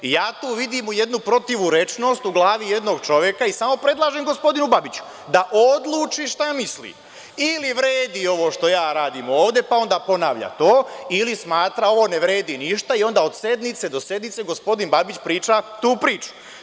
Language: Serbian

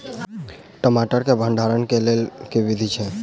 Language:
Maithili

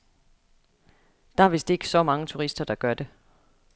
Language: Danish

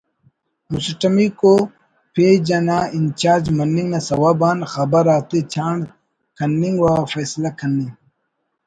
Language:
Brahui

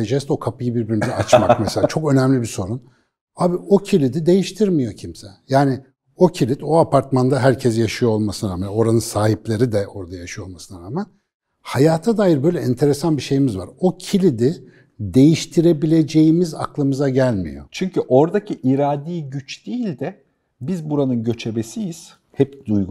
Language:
Turkish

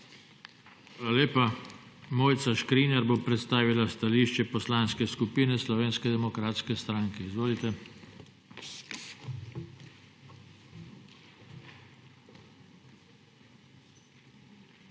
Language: Slovenian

